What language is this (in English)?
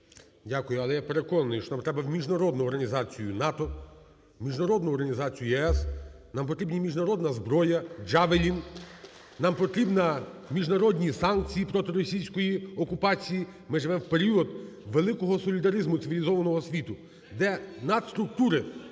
Ukrainian